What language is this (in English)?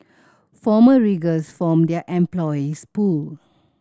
English